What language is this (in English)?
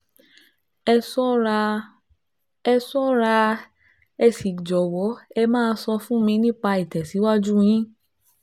Yoruba